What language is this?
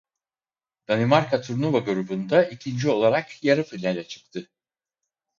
Turkish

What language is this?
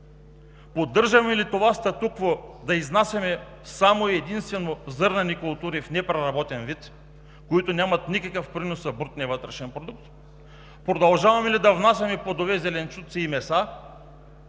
Bulgarian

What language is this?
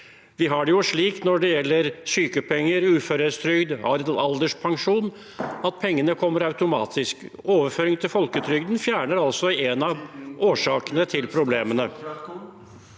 Norwegian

